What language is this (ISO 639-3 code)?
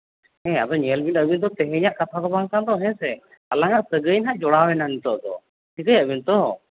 sat